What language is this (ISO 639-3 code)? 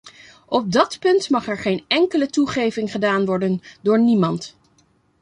nld